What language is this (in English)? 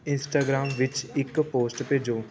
Punjabi